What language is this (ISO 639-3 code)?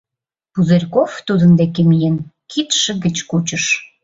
chm